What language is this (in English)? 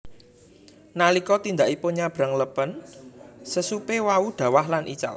Javanese